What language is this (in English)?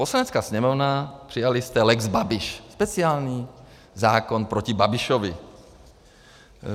Czech